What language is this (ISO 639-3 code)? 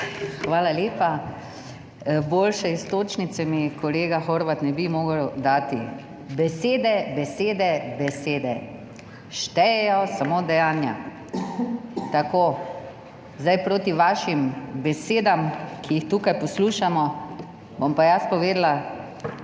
slv